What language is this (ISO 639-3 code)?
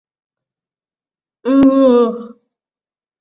mal